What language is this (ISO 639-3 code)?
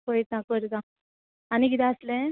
kok